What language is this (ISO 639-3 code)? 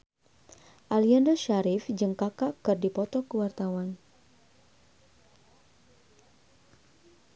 sun